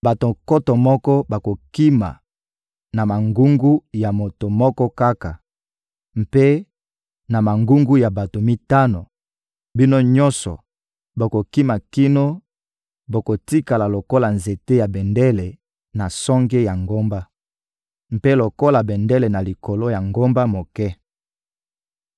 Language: Lingala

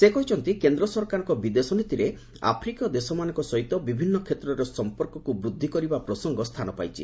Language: Odia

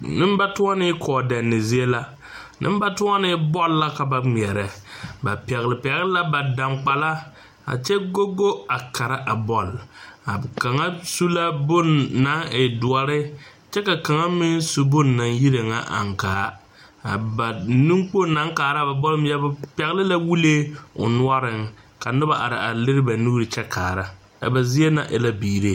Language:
Southern Dagaare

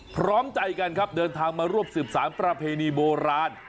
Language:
Thai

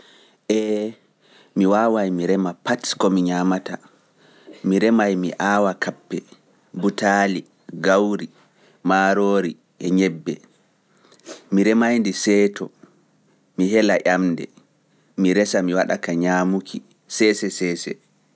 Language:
Pular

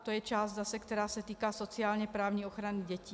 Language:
Czech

